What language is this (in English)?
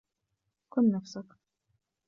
Arabic